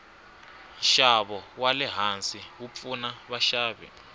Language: Tsonga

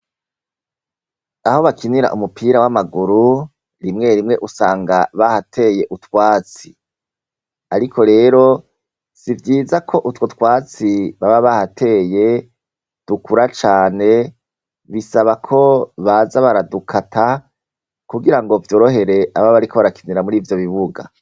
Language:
Rundi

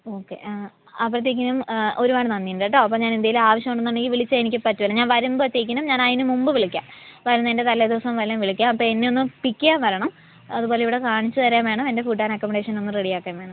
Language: Malayalam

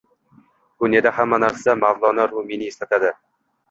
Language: Uzbek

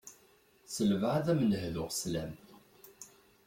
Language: Kabyle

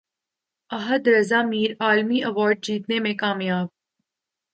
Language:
Urdu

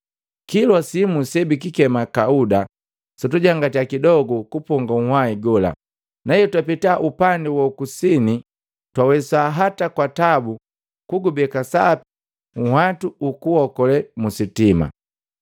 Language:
Matengo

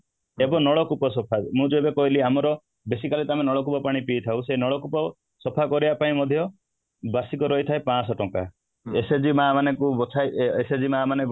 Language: Odia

